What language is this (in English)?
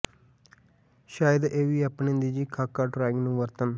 Punjabi